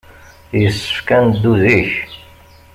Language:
Kabyle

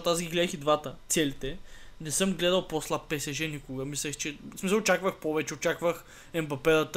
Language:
Bulgarian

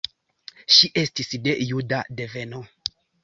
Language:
Esperanto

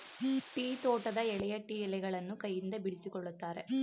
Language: Kannada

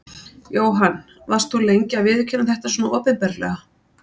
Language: Icelandic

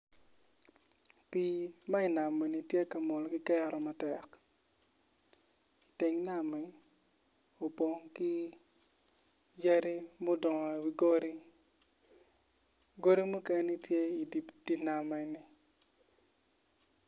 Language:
Acoli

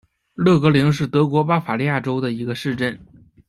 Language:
Chinese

